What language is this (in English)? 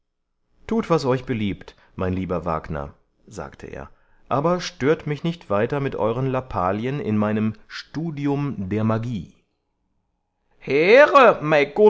German